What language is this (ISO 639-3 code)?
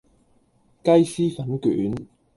yue